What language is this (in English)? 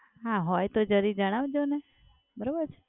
Gujarati